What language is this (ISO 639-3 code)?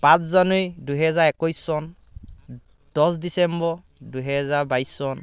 asm